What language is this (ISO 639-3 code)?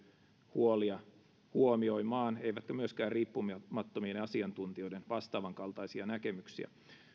fin